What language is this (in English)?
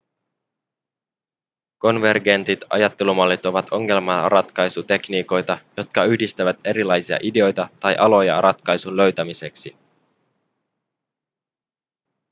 Finnish